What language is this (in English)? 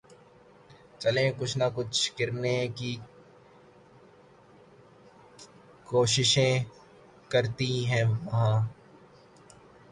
Urdu